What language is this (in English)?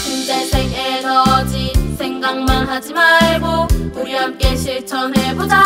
Korean